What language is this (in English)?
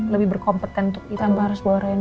Indonesian